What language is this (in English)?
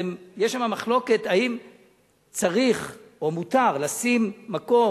Hebrew